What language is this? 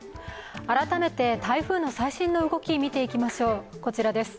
Japanese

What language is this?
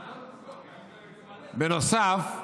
Hebrew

